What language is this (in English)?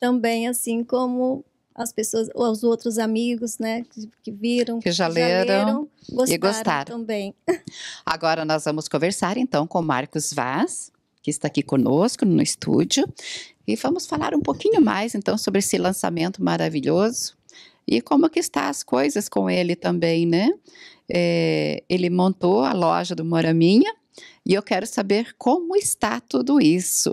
Portuguese